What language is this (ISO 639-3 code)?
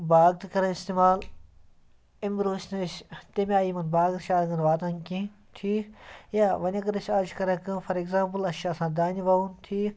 kas